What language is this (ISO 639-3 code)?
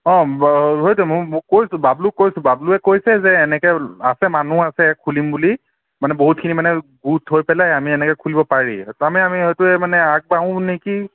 asm